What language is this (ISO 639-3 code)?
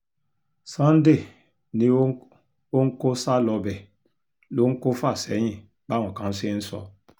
yor